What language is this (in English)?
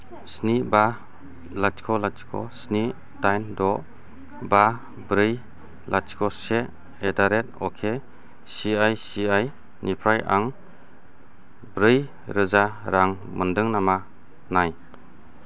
Bodo